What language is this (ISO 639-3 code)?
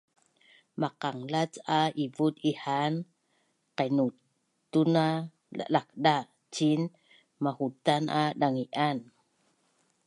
bnn